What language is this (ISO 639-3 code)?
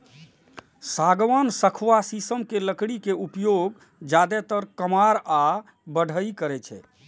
mai